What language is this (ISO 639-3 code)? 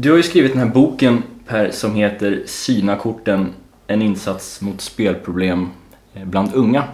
swe